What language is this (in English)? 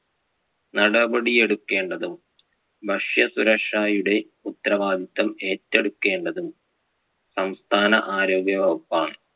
Malayalam